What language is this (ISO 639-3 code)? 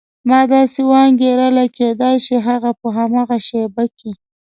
pus